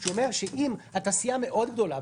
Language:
Hebrew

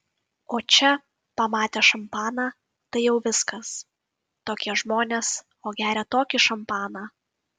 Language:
Lithuanian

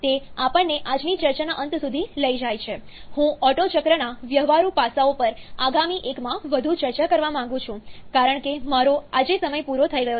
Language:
Gujarati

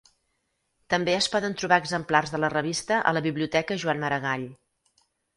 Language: Catalan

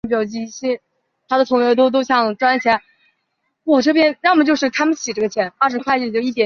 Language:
Chinese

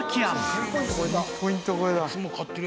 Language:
Japanese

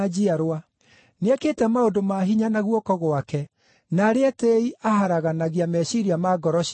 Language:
Kikuyu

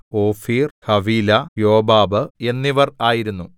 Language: Malayalam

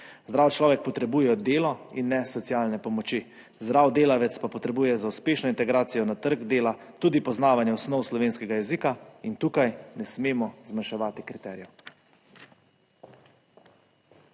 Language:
Slovenian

